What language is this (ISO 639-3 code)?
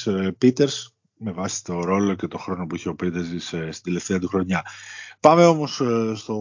ell